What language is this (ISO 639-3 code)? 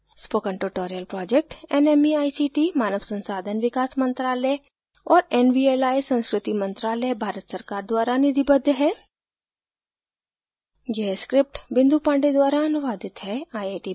hin